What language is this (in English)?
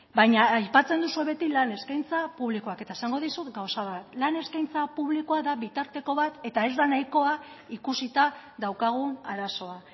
Basque